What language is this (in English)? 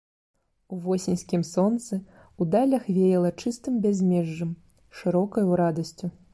Belarusian